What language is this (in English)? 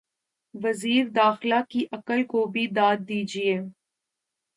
Urdu